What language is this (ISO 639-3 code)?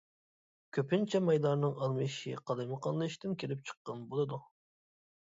uig